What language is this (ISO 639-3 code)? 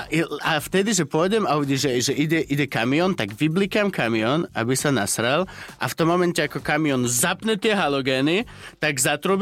slk